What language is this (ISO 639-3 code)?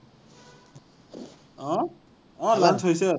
asm